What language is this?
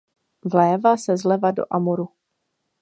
Czech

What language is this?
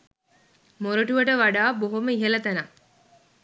Sinhala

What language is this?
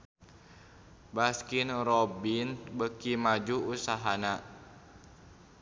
Sundanese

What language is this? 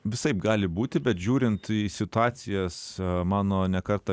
Lithuanian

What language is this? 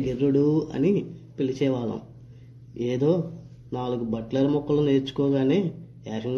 Telugu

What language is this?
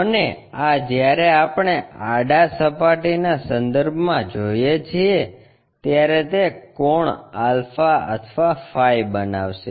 Gujarati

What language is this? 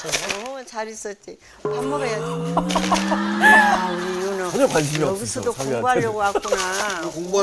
Korean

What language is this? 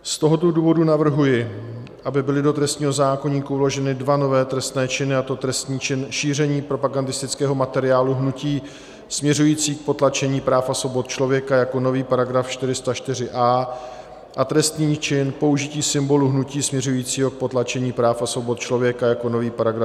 Czech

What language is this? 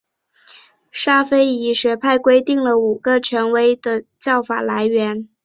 Chinese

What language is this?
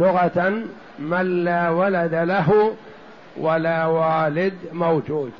Arabic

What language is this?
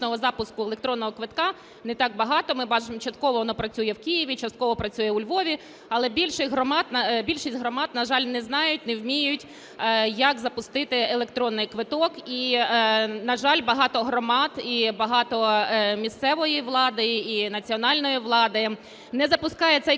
Ukrainian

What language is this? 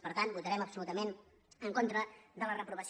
Catalan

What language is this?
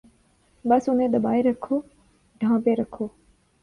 Urdu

